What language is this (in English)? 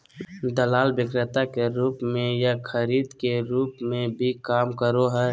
Magahi